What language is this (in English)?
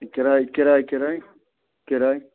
Kashmiri